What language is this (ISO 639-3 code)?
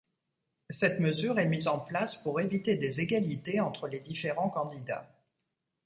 fra